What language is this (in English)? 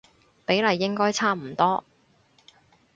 Cantonese